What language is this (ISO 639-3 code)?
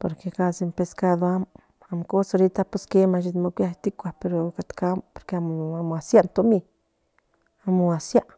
nhn